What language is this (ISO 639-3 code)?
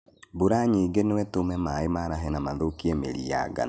kik